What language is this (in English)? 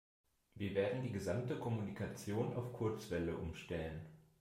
German